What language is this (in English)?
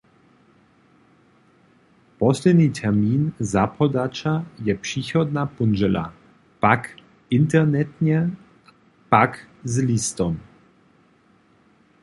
Upper Sorbian